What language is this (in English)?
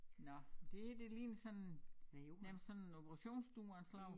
Danish